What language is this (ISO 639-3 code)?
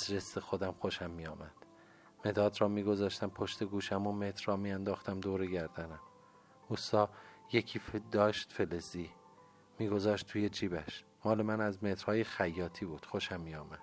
fas